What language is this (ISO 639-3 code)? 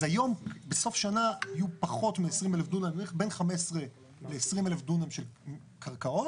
heb